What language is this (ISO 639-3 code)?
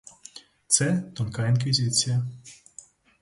ukr